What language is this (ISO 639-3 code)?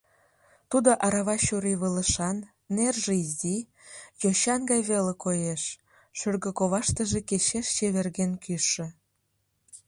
chm